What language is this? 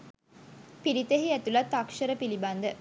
Sinhala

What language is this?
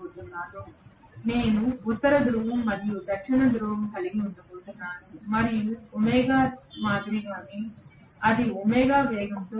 Telugu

